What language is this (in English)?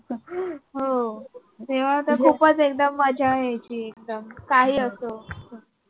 Marathi